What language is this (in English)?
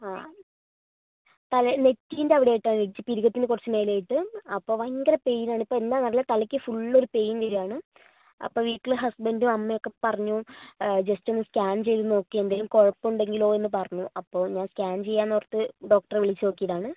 Malayalam